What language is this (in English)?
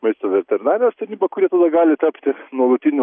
Lithuanian